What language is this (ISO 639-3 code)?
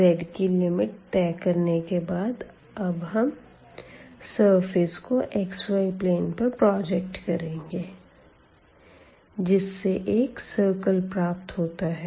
hin